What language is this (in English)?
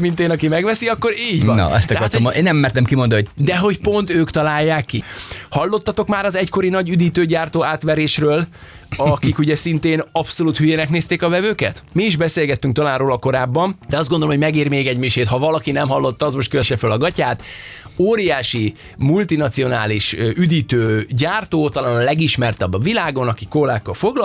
Hungarian